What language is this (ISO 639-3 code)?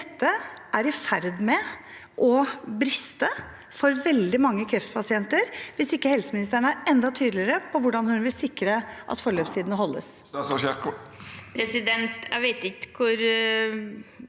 nor